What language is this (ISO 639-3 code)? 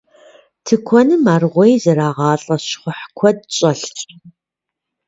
kbd